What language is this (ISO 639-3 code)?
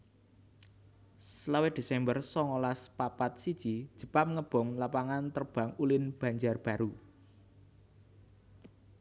jav